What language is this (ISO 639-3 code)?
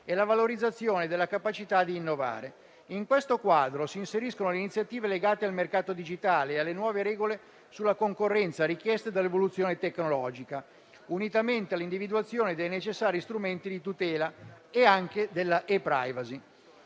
ita